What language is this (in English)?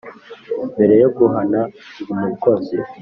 Kinyarwanda